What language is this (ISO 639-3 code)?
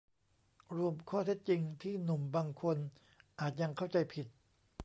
tha